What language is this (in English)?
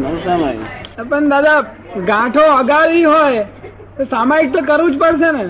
Gujarati